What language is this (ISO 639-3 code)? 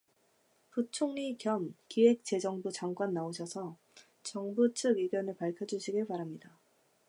kor